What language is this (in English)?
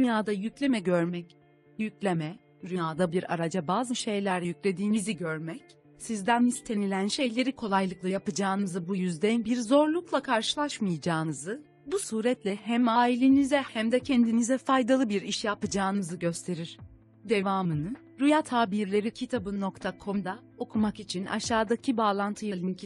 Turkish